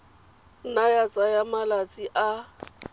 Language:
Tswana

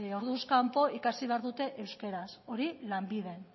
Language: Basque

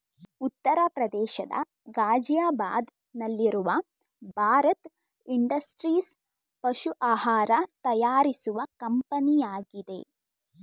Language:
Kannada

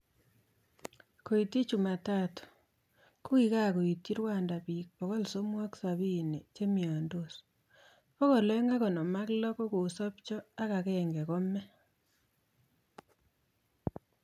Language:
Kalenjin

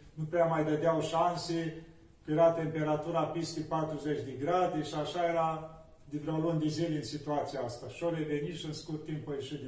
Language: Romanian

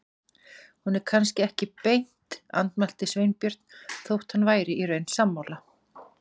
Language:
Icelandic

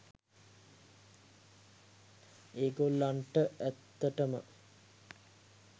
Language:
Sinhala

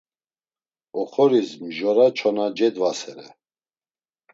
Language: Laz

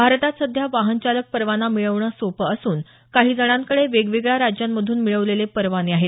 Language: Marathi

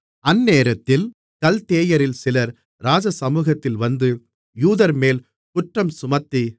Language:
Tamil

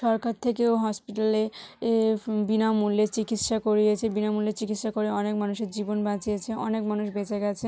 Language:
Bangla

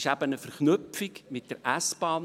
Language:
Swiss German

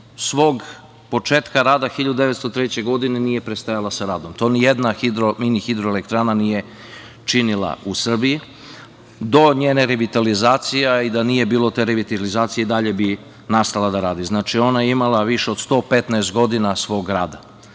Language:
Serbian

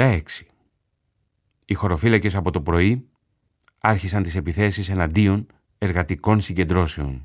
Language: Greek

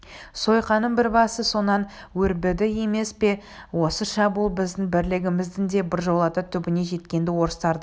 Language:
Kazakh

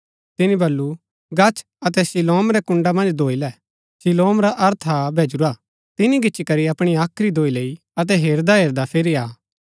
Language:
Gaddi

